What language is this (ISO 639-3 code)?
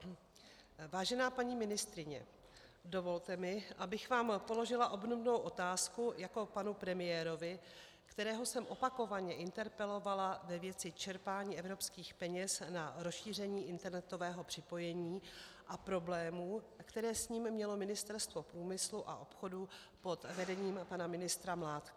ces